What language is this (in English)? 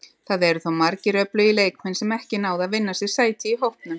Icelandic